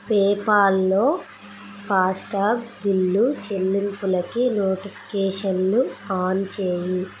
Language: Telugu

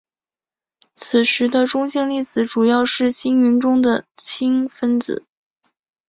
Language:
Chinese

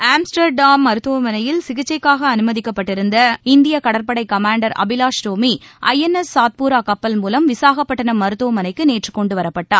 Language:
Tamil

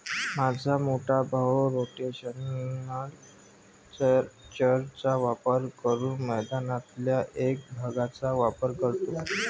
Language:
Marathi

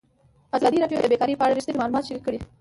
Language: Pashto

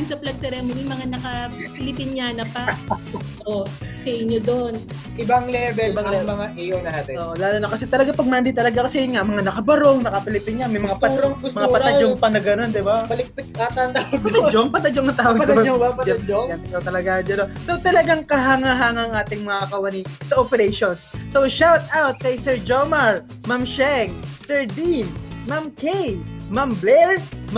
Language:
Filipino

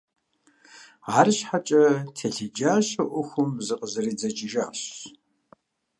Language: Kabardian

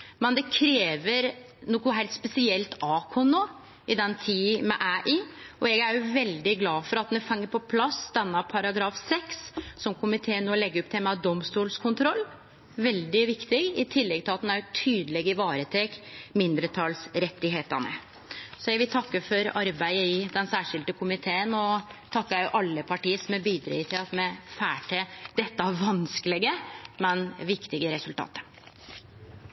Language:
Norwegian Nynorsk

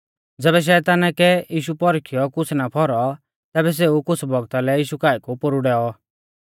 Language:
Mahasu Pahari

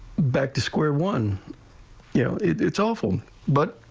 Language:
English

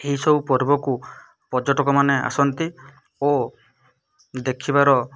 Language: Odia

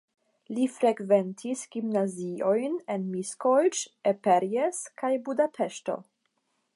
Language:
Esperanto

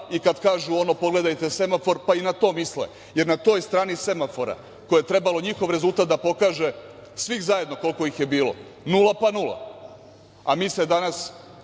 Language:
Serbian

